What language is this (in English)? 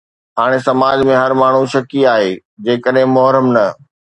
Sindhi